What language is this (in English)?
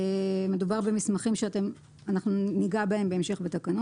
Hebrew